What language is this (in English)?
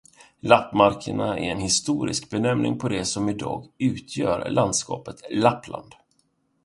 Swedish